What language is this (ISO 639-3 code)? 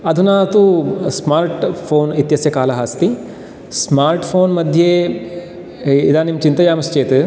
san